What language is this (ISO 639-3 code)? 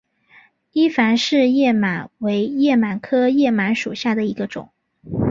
zho